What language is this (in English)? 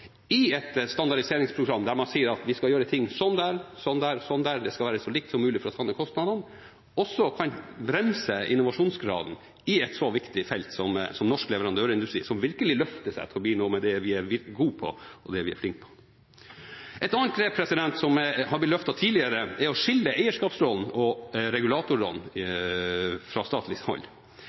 Norwegian Bokmål